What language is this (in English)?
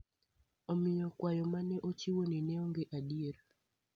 Luo (Kenya and Tanzania)